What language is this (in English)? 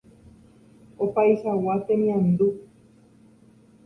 Guarani